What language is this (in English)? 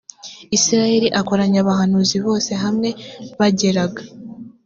Kinyarwanda